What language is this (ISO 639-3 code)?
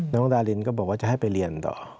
tha